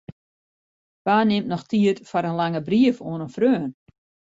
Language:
Western Frisian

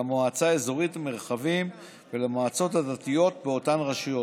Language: Hebrew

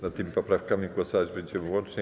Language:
Polish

